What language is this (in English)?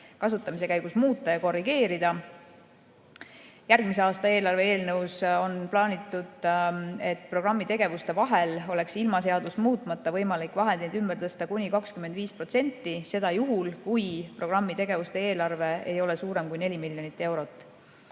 Estonian